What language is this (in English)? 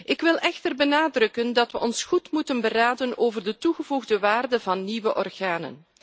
Dutch